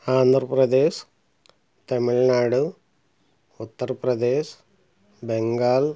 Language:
Telugu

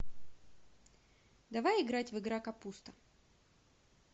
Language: Russian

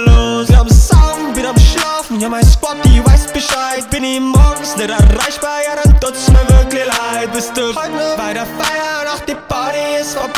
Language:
Dutch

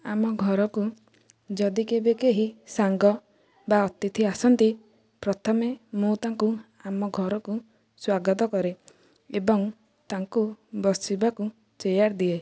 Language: Odia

